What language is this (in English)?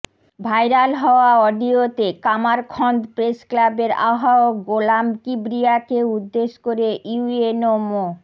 Bangla